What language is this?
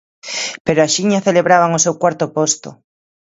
Galician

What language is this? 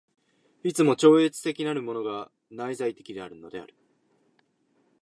Japanese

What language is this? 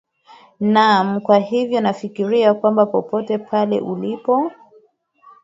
Swahili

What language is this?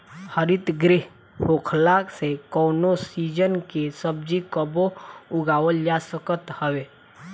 Bhojpuri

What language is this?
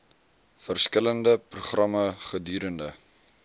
Afrikaans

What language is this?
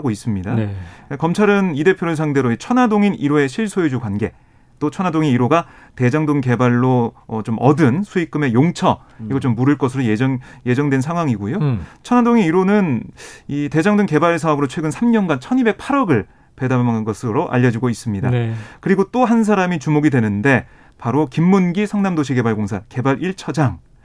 Korean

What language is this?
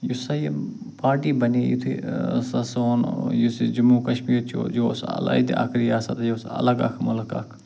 Kashmiri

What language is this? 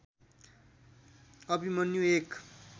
Nepali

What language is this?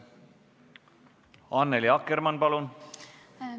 Estonian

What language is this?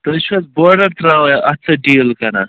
Kashmiri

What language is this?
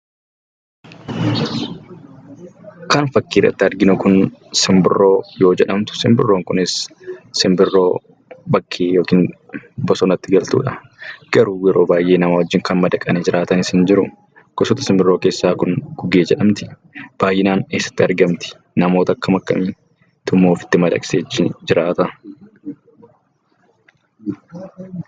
Oromo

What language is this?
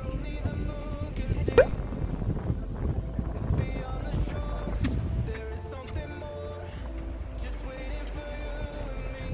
Korean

